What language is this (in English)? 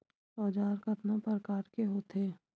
Chhattisgarhi